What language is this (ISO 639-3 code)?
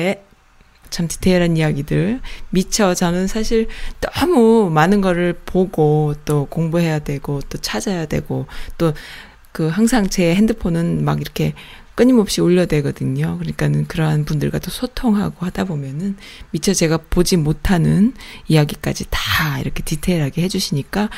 kor